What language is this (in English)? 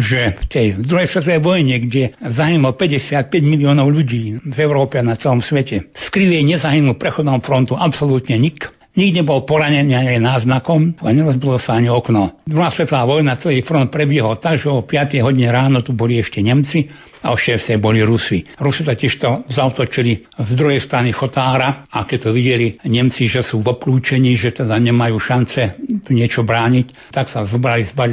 Slovak